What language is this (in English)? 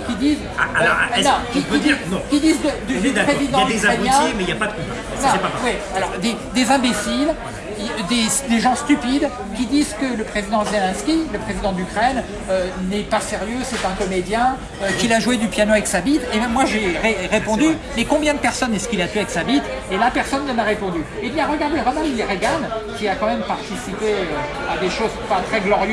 French